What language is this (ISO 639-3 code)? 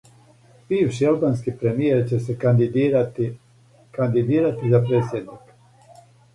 srp